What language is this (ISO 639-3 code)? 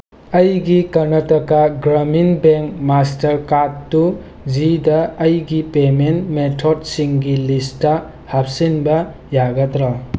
mni